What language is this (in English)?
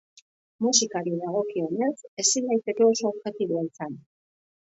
Basque